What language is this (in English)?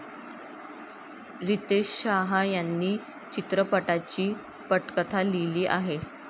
Marathi